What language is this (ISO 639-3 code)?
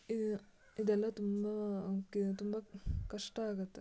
kan